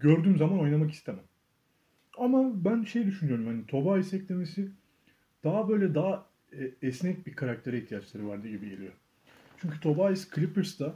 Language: Turkish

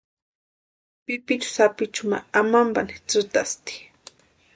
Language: Western Highland Purepecha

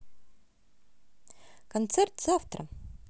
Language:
Russian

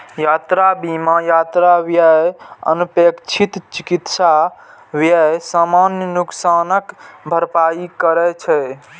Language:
Maithili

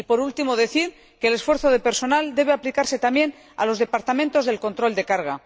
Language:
Spanish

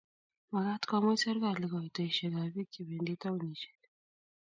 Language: Kalenjin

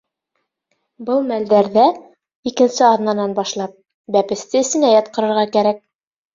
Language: Bashkir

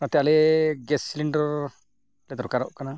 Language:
Santali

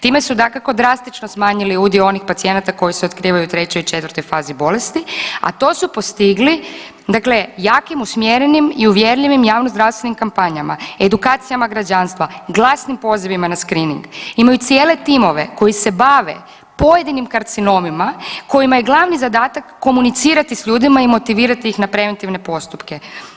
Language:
Croatian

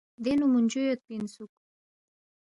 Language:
Balti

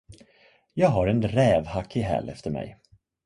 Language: Swedish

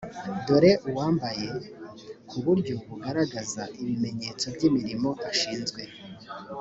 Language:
Kinyarwanda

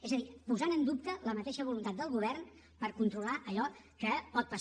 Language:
Catalan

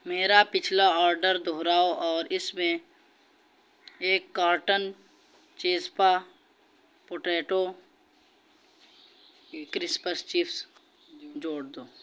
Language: Urdu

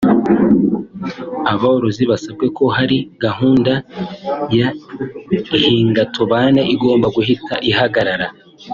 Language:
Kinyarwanda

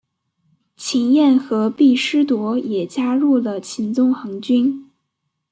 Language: Chinese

